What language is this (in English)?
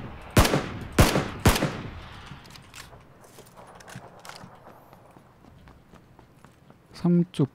Korean